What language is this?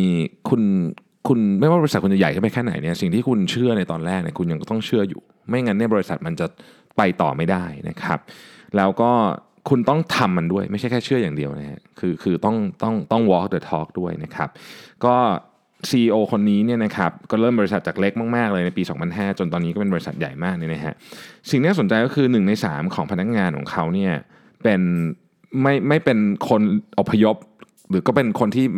Thai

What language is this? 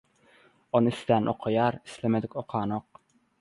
Turkmen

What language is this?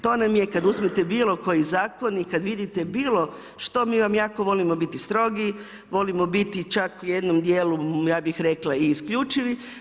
Croatian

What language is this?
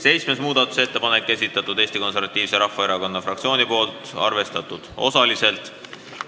Estonian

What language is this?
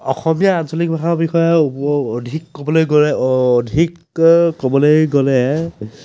Assamese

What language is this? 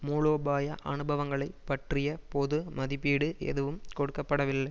Tamil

